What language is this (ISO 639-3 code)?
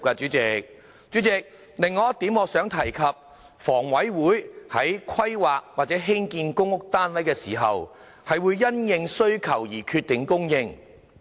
yue